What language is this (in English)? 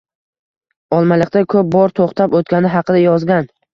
Uzbek